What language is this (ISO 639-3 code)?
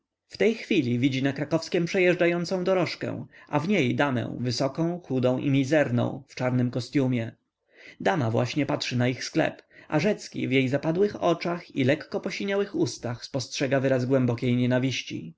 pol